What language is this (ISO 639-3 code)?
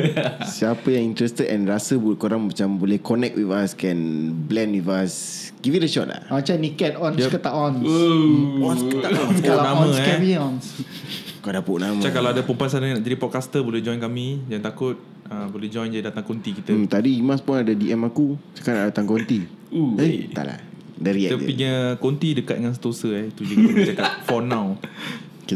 msa